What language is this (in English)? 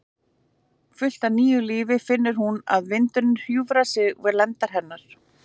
Icelandic